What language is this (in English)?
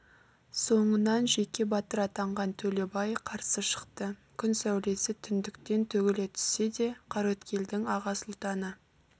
Kazakh